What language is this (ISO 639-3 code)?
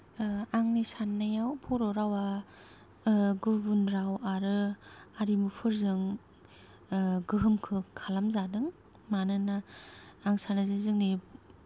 brx